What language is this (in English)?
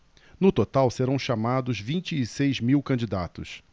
Portuguese